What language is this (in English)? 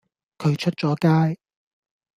Cantonese